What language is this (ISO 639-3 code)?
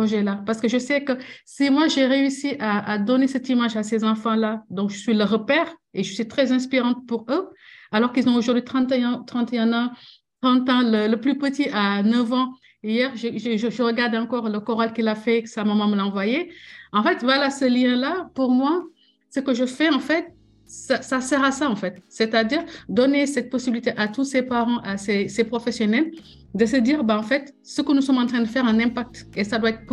fra